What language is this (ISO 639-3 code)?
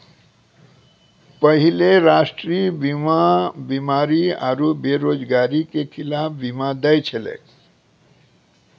mai